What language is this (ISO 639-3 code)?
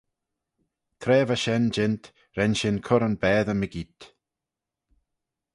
glv